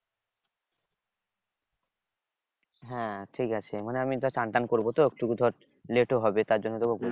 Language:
Bangla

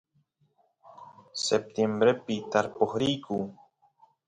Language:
Santiago del Estero Quichua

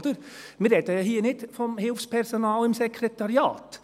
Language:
Swiss German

